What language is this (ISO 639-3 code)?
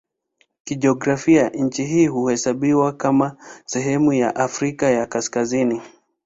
swa